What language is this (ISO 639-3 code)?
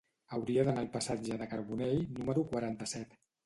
cat